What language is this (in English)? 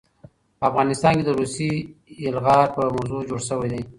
Pashto